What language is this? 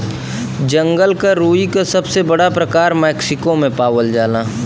Bhojpuri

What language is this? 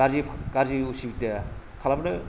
Bodo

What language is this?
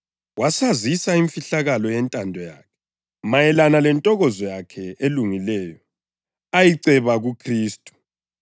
North Ndebele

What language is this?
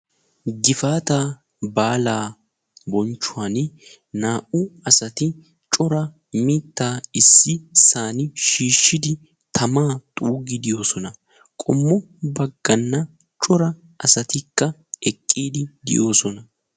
Wolaytta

